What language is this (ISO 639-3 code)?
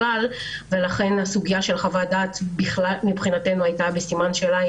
heb